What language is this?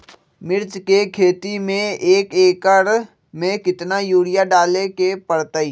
Magahi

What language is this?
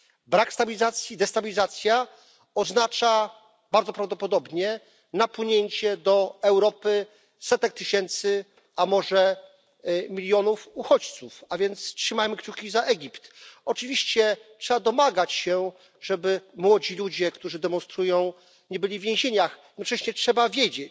Polish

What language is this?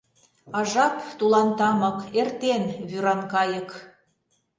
Mari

